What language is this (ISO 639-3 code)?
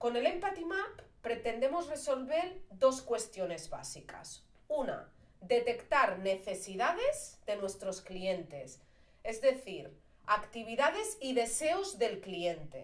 spa